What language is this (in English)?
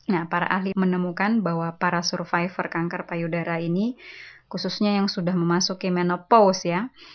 Indonesian